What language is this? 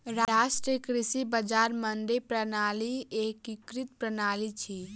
Maithili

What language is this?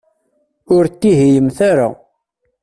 Kabyle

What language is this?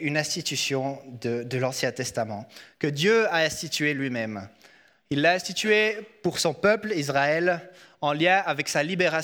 French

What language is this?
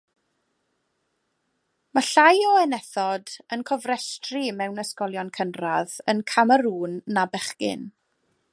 Welsh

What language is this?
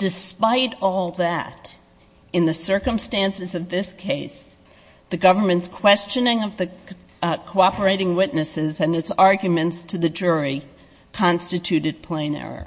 English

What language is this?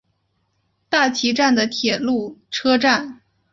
Chinese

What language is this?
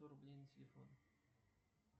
Russian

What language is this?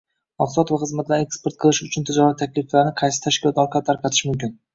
Uzbek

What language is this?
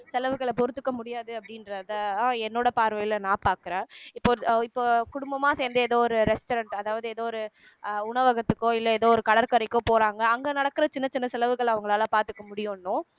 Tamil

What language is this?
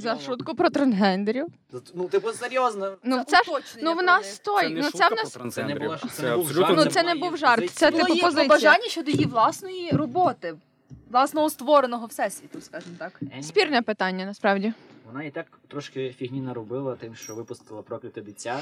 Ukrainian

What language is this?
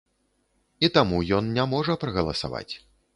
Belarusian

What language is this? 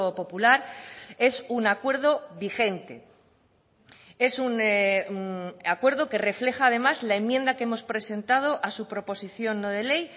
Spanish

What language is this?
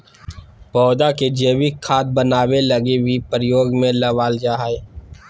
Magahi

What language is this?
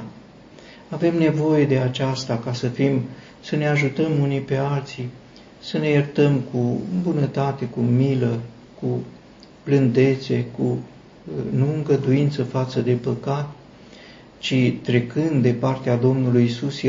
Romanian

